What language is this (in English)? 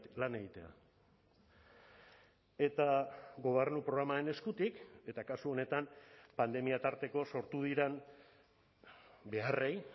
Basque